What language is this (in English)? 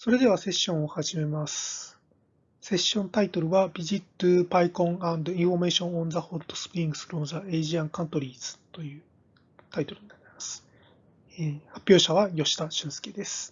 Japanese